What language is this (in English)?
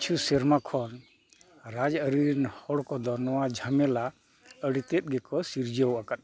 Santali